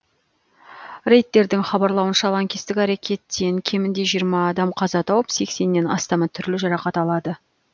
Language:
Kazakh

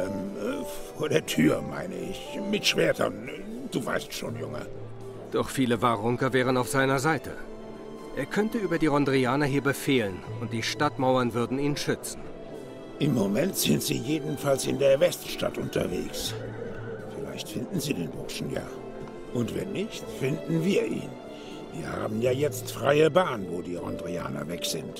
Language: German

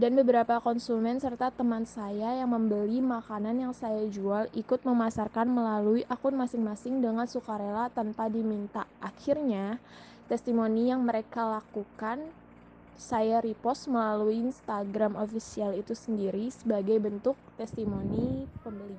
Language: Indonesian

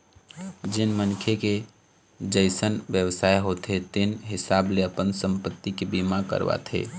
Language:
Chhattisgarhi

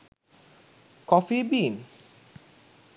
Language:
Sinhala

